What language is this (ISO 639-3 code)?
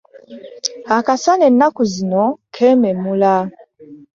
lug